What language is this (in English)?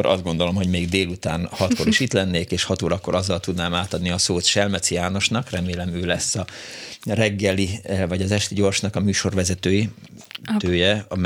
Hungarian